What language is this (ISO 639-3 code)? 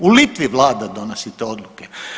hrv